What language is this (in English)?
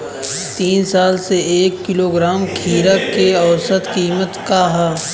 Bhojpuri